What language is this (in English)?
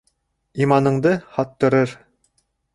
Bashkir